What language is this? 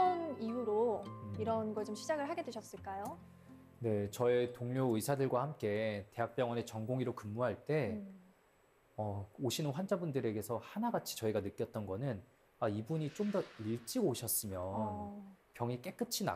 Korean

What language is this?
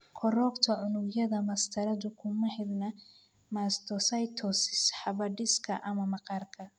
Somali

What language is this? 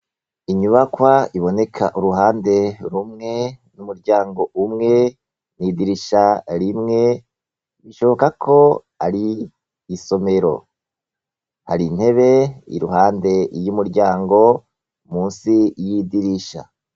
Rundi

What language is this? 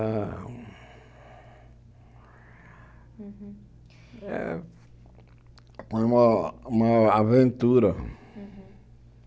Portuguese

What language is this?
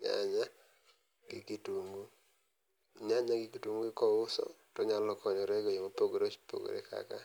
Luo (Kenya and Tanzania)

